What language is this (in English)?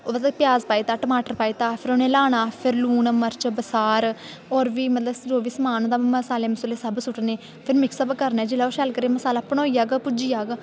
Dogri